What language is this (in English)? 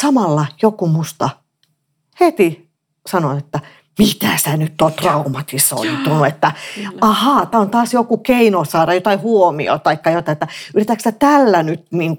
Finnish